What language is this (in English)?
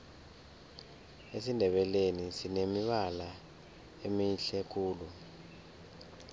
South Ndebele